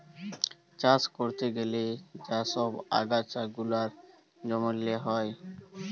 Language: Bangla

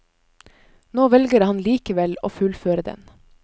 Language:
Norwegian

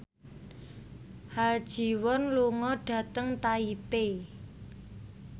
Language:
Javanese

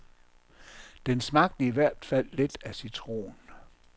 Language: Danish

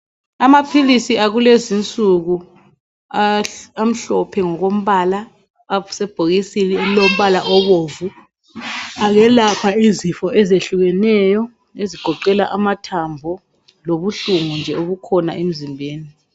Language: North Ndebele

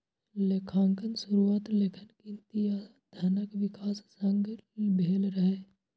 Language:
Maithili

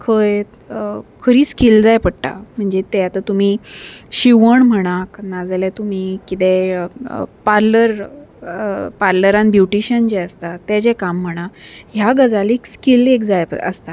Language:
Konkani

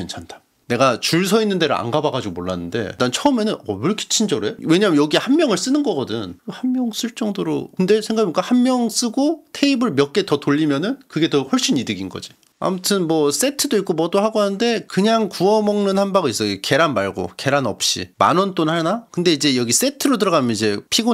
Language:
Korean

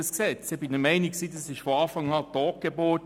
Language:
Swiss German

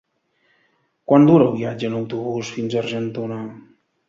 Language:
Catalan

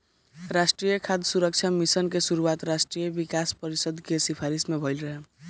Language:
Bhojpuri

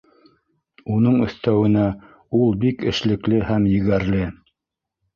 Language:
Bashkir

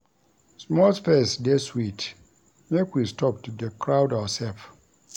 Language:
Nigerian Pidgin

